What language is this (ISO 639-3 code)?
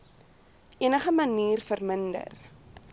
afr